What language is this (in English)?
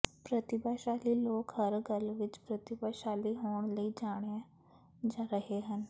Punjabi